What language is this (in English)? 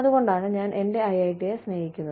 Malayalam